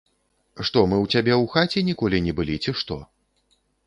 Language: Belarusian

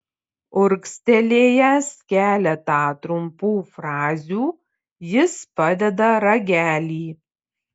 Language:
Lithuanian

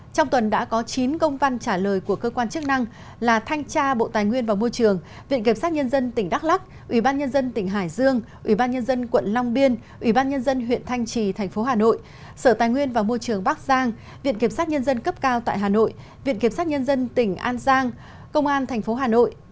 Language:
Vietnamese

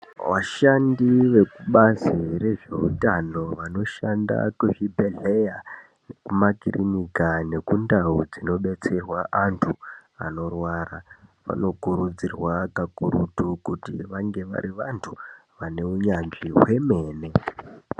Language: Ndau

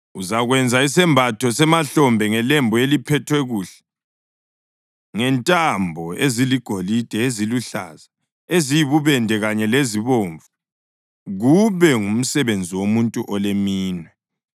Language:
North Ndebele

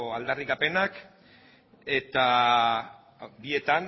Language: Basque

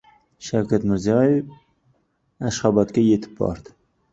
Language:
Uzbek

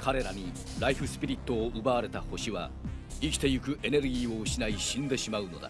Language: Japanese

